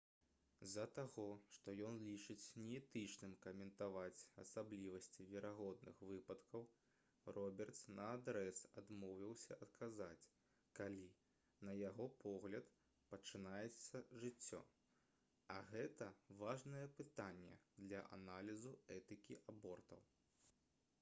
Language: Belarusian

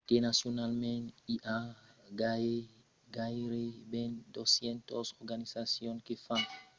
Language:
Occitan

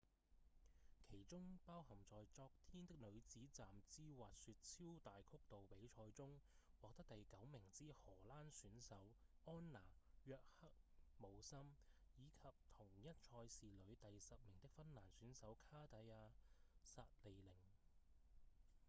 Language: Cantonese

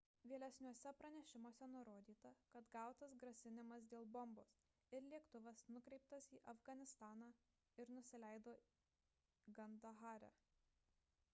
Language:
Lithuanian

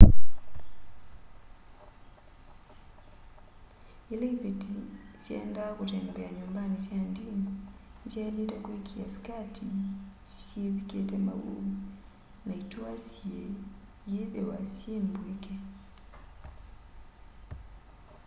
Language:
Kamba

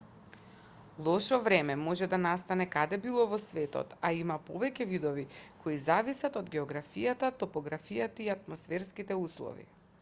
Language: Macedonian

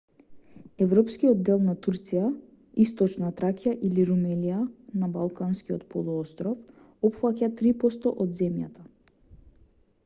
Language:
Macedonian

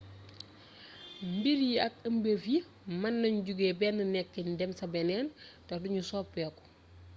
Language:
Wolof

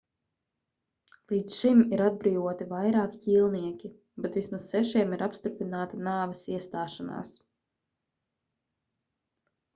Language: Latvian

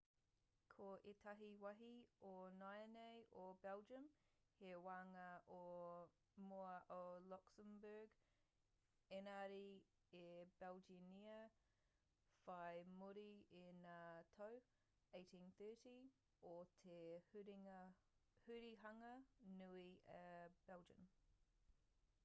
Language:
Māori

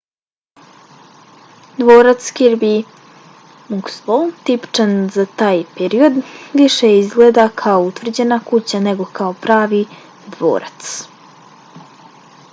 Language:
Bosnian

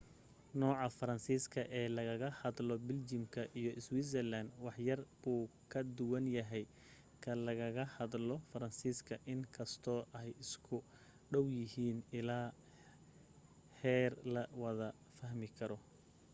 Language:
Somali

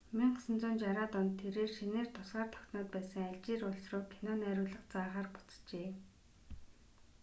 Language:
Mongolian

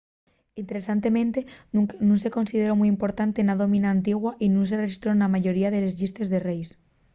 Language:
Asturian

